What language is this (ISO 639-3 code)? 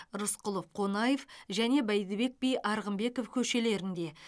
kaz